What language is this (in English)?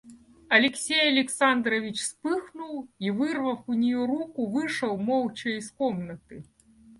Russian